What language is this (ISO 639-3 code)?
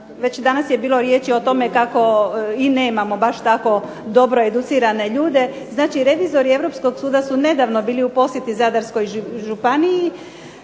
hrv